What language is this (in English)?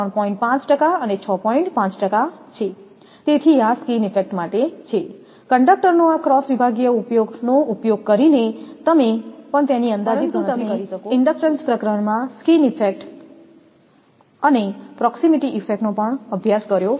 Gujarati